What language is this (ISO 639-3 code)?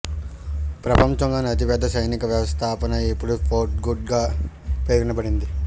tel